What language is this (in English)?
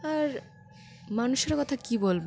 Bangla